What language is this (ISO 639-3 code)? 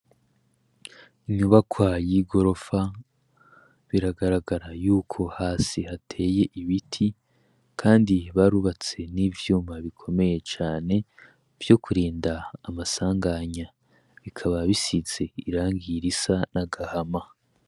run